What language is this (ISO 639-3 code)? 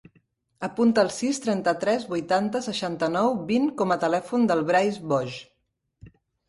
cat